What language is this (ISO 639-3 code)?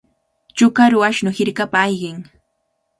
qvl